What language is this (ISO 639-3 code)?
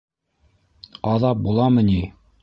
bak